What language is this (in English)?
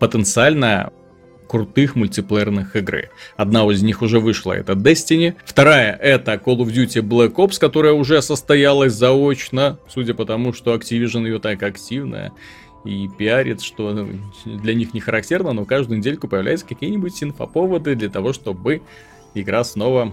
Russian